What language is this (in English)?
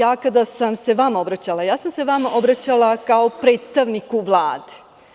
Serbian